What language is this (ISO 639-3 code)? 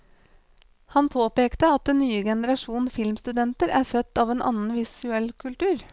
nor